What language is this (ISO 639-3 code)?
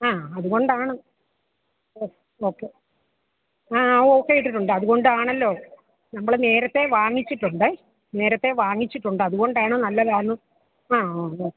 mal